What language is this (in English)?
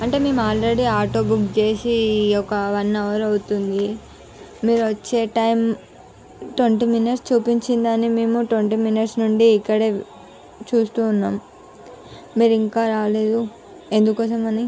Telugu